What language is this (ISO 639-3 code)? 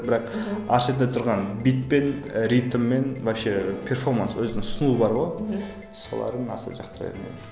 kaz